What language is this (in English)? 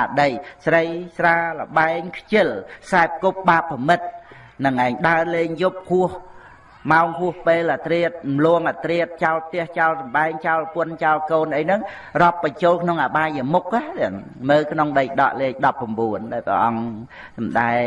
Vietnamese